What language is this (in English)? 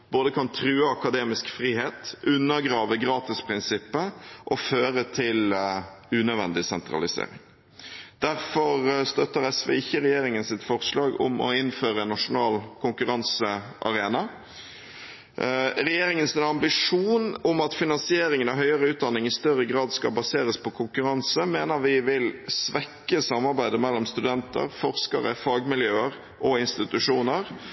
Norwegian Bokmål